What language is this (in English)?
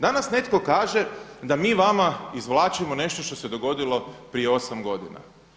Croatian